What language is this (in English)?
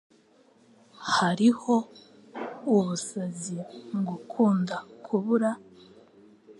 Kinyarwanda